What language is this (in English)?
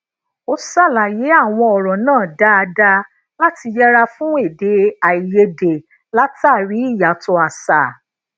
Yoruba